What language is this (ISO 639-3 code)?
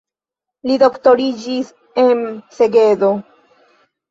epo